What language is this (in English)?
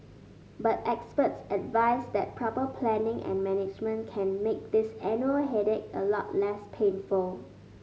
English